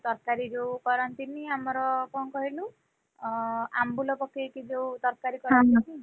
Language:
Odia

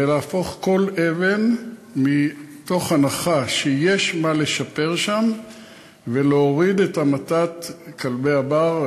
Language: Hebrew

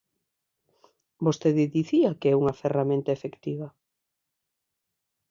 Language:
Galician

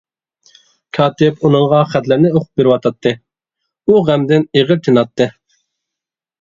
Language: Uyghur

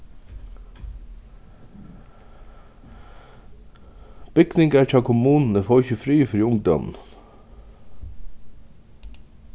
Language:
Faroese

